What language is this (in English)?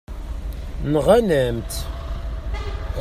Kabyle